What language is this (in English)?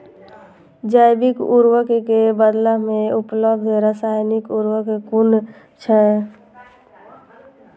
Maithili